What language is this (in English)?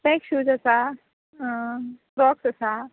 Konkani